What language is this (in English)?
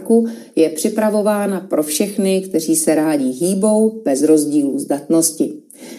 Czech